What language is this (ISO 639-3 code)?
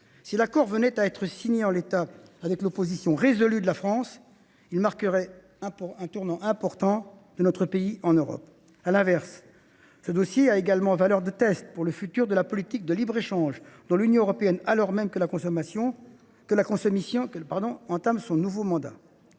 fra